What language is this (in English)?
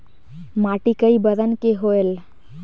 Chhattisgarhi